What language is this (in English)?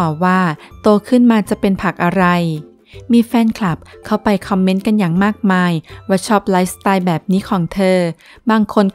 Thai